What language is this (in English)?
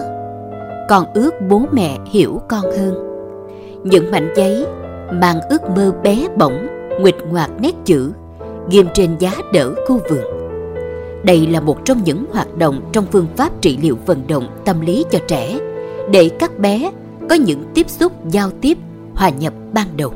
Vietnamese